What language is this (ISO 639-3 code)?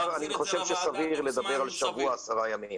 heb